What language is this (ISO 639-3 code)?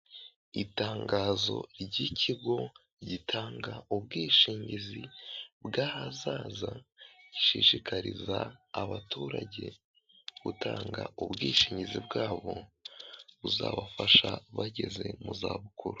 kin